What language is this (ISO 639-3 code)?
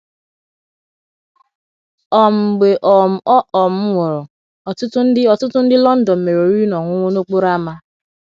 ibo